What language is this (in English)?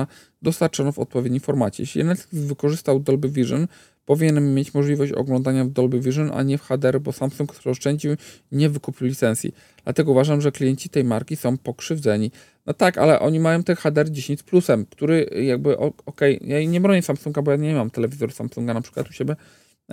Polish